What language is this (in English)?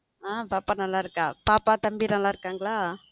Tamil